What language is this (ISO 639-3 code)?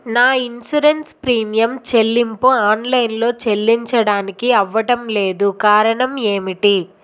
tel